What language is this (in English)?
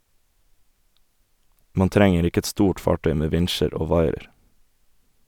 Norwegian